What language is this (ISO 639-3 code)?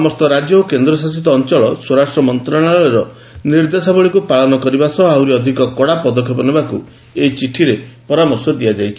ori